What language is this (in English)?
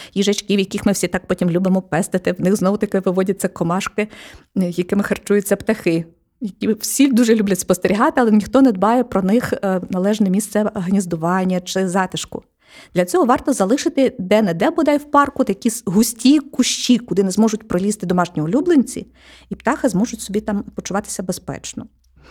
Ukrainian